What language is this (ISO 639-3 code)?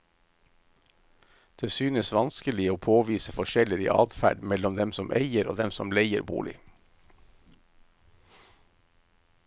nor